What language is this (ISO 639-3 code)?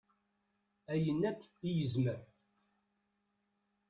kab